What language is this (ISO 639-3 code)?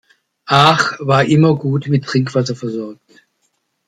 deu